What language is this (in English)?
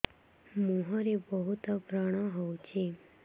Odia